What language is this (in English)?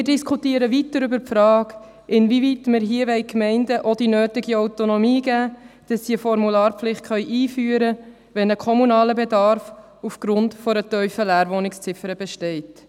Swiss German